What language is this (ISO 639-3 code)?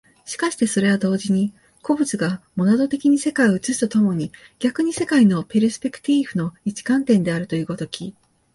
jpn